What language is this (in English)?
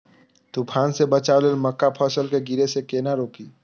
Maithili